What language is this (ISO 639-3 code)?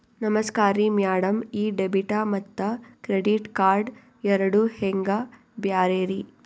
kan